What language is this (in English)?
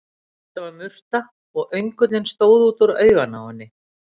Icelandic